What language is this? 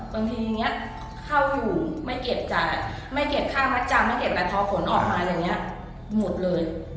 Thai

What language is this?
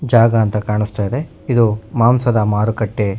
Kannada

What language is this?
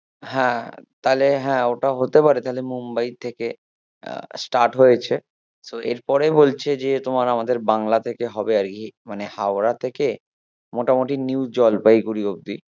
Bangla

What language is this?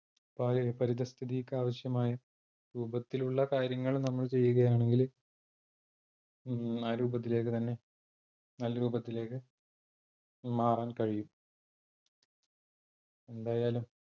Malayalam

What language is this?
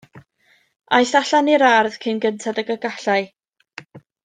Welsh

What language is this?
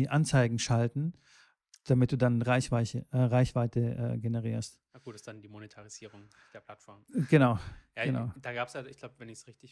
German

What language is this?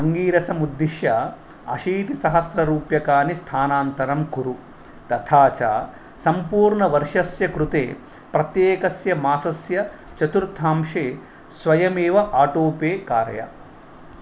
Sanskrit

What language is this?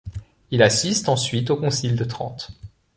French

